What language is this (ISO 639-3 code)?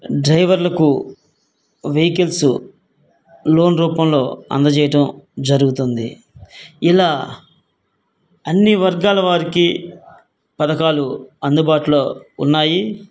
tel